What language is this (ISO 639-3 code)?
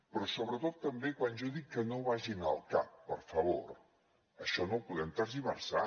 cat